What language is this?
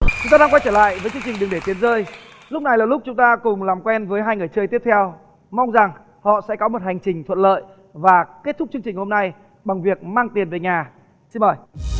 Vietnamese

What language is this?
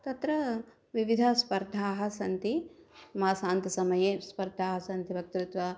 Sanskrit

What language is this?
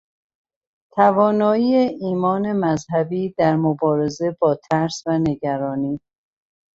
Persian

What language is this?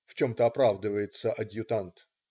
Russian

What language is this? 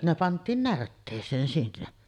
Finnish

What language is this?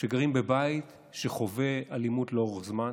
Hebrew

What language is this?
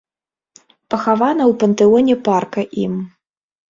Belarusian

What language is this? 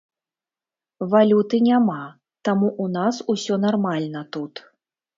Belarusian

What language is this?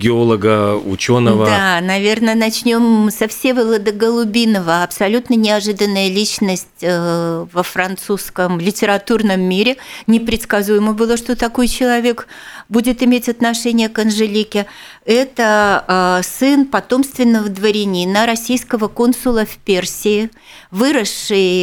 Russian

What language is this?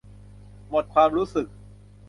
Thai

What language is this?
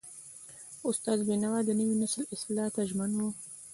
Pashto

